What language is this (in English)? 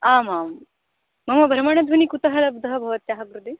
Sanskrit